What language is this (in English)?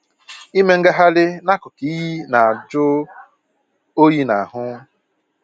Igbo